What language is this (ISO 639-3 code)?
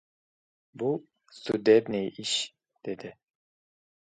uzb